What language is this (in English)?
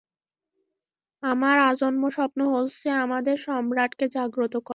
Bangla